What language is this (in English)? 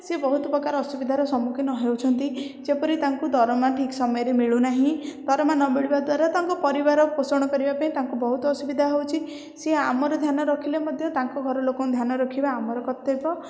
Odia